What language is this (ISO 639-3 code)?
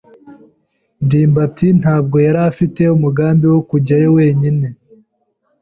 kin